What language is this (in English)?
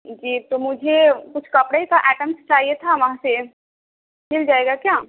Urdu